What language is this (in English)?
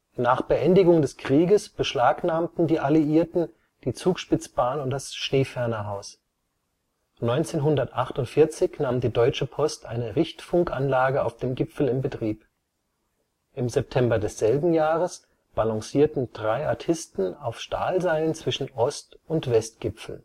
German